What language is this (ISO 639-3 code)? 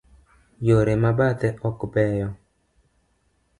luo